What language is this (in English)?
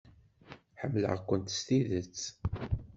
Kabyle